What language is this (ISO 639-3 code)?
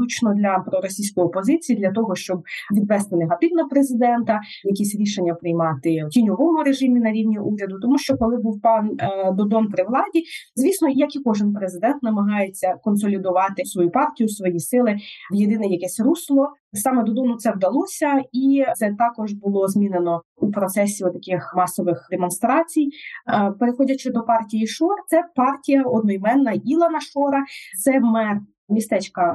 ukr